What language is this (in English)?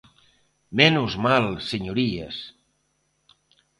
Galician